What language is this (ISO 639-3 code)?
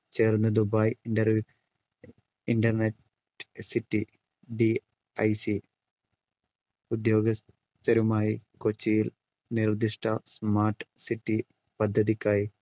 mal